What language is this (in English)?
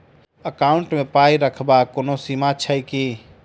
Maithili